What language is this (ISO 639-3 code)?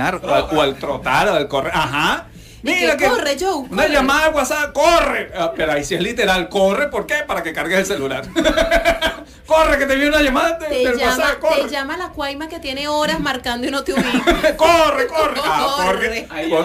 spa